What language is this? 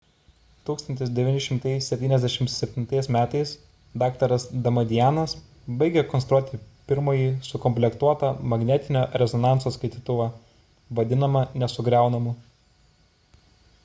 Lithuanian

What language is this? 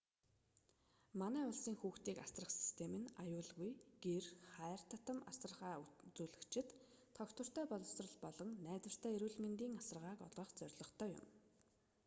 Mongolian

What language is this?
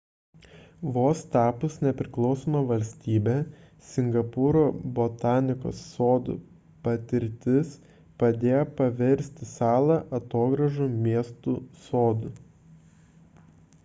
Lithuanian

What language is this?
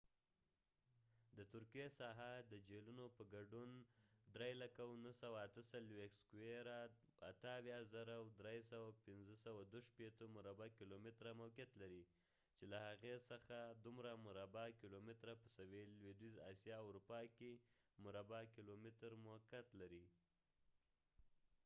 Pashto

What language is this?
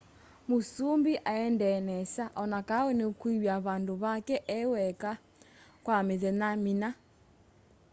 Kamba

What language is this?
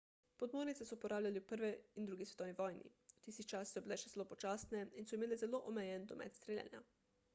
Slovenian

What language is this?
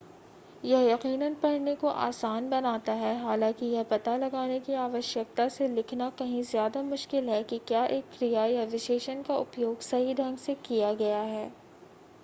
Hindi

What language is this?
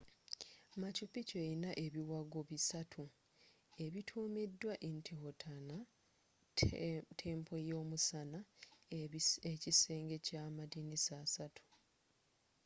Ganda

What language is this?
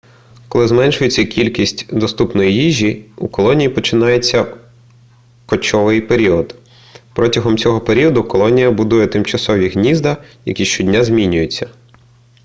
Ukrainian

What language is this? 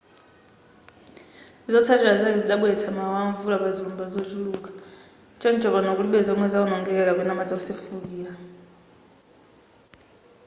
Nyanja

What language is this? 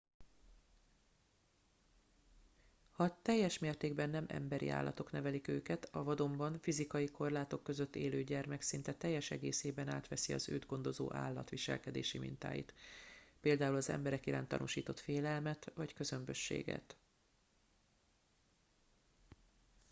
Hungarian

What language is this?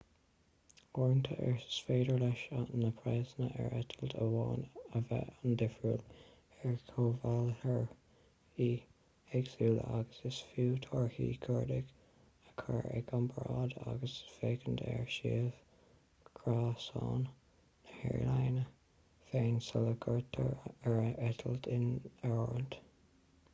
Irish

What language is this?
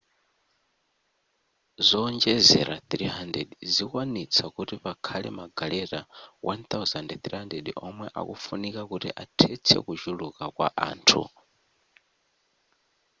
Nyanja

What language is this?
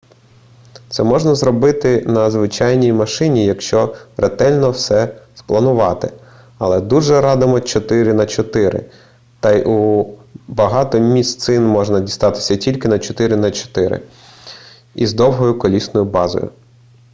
Ukrainian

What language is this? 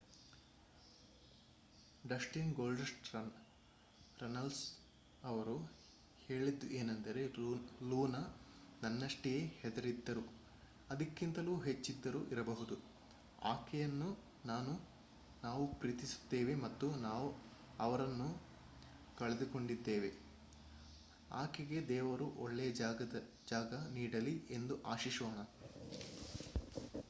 Kannada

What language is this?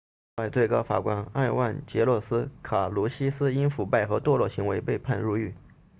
Chinese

